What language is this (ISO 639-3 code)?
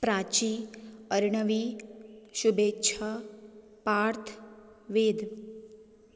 kok